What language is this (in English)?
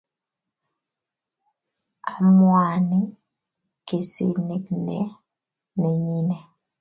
Kalenjin